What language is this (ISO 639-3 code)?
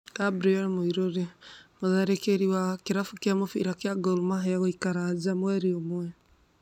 kik